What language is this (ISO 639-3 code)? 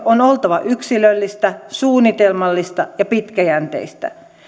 fin